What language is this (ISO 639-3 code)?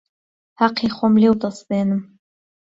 ckb